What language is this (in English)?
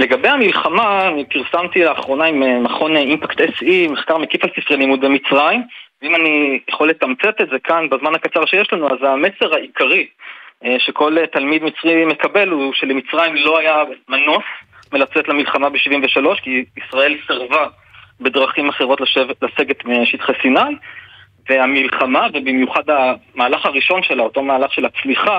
Hebrew